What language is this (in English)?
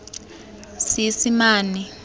Tswana